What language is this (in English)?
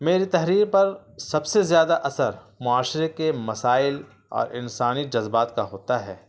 Urdu